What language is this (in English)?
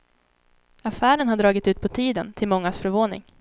Swedish